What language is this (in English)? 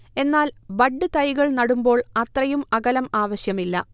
Malayalam